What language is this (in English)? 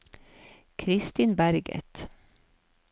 Norwegian